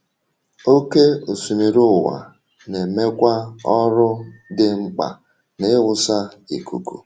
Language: Igbo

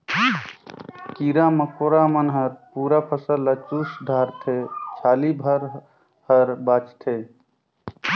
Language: Chhattisgarhi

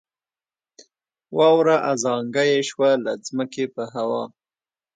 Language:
Pashto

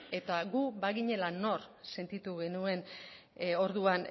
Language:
Basque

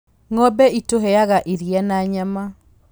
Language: Kikuyu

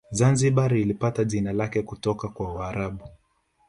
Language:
Swahili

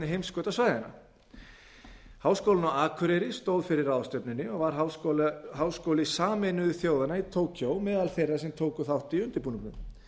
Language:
Icelandic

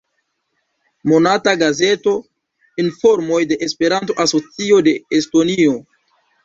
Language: Esperanto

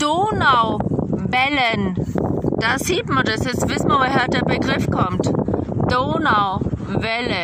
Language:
German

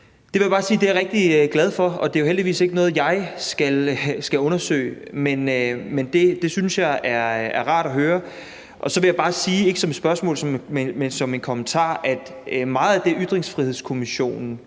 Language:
Danish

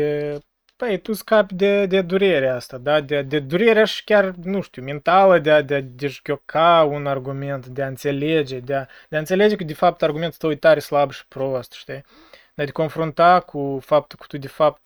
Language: Romanian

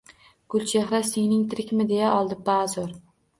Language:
Uzbek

